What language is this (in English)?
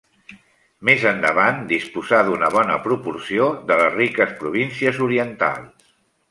Catalan